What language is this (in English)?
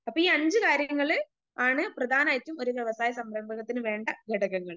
Malayalam